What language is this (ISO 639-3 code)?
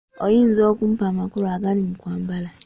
lug